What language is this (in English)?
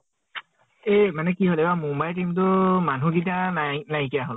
Assamese